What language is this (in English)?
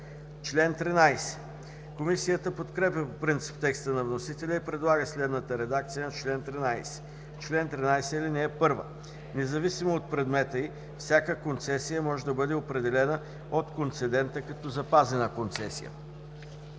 Bulgarian